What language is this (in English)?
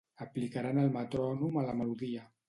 Catalan